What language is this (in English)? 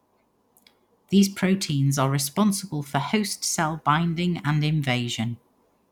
English